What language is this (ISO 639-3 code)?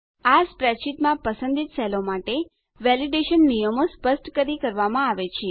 guj